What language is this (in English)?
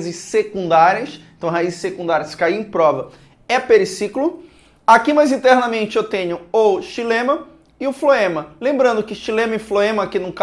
Portuguese